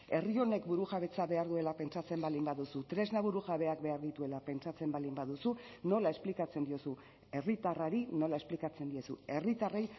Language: Basque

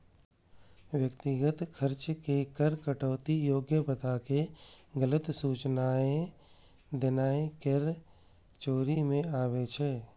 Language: Maithili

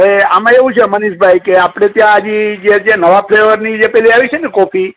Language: Gujarati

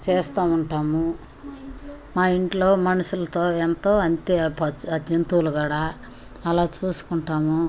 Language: Telugu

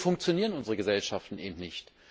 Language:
German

